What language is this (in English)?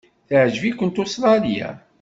Kabyle